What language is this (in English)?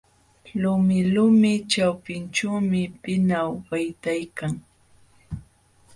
Jauja Wanca Quechua